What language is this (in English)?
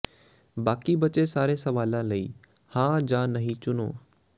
Punjabi